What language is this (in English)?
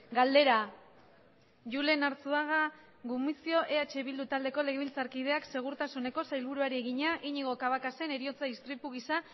Basque